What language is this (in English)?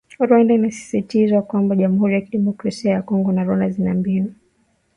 Swahili